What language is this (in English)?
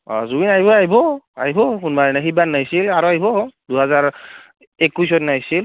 Assamese